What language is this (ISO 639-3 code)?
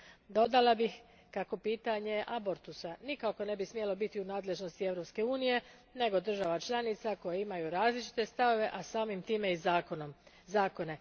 hrv